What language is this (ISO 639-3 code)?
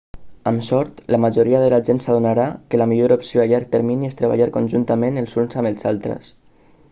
cat